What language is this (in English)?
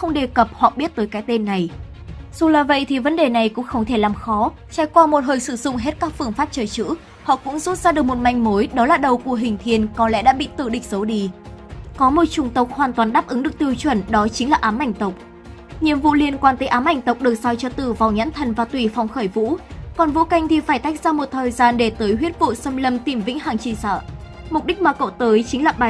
Vietnamese